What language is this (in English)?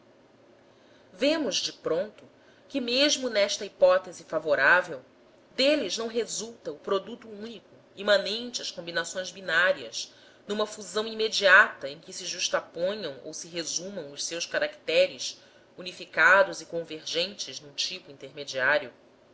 Portuguese